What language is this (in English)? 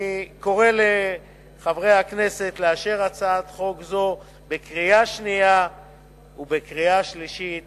Hebrew